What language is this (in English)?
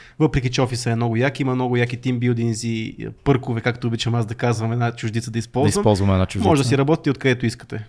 Bulgarian